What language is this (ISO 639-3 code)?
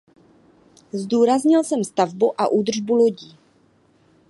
ces